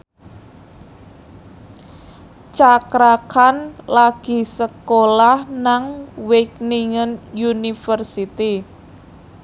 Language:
Javanese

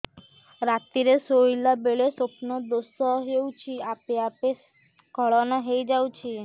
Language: Odia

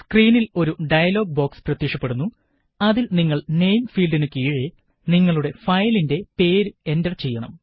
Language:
Malayalam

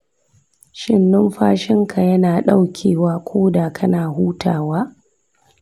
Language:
Hausa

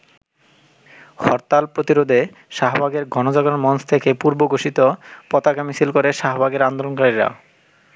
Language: Bangla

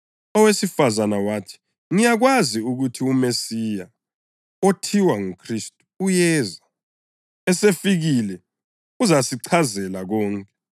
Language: North Ndebele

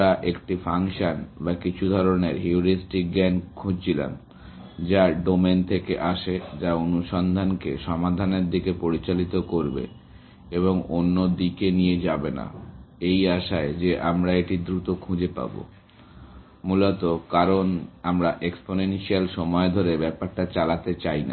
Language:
Bangla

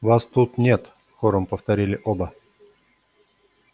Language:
Russian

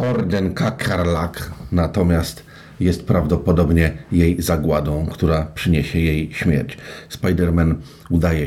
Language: Polish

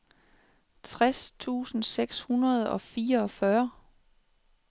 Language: Danish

